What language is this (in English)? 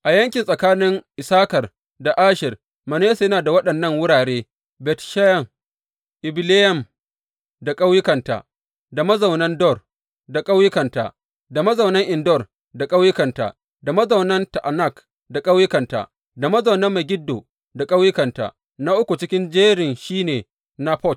Hausa